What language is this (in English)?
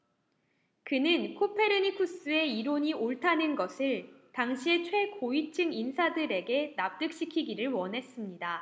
Korean